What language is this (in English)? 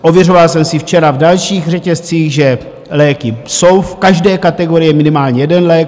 Czech